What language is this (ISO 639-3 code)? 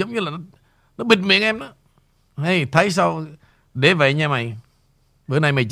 vie